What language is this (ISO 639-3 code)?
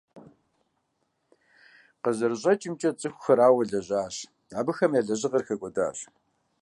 kbd